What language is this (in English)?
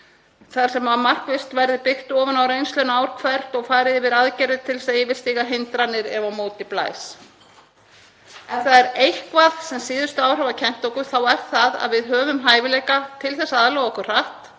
Icelandic